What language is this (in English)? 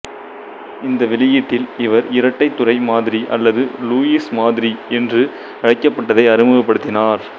Tamil